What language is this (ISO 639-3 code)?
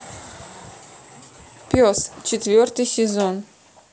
rus